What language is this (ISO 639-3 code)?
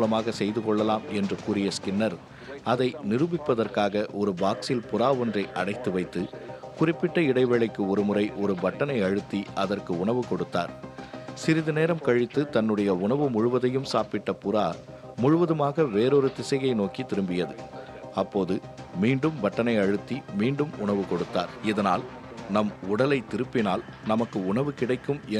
tam